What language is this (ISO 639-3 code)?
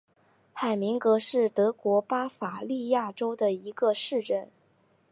zho